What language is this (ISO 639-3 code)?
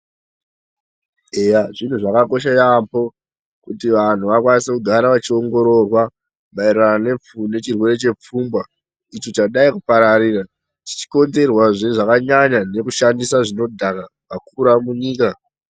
ndc